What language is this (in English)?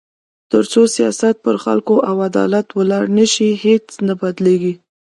Pashto